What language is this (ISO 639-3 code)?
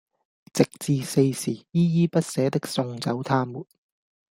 yue